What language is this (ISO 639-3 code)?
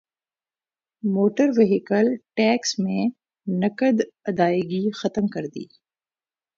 urd